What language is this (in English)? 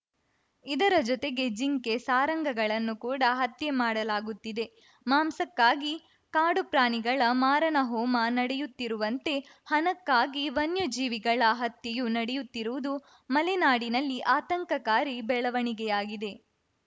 Kannada